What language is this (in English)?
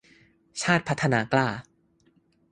Thai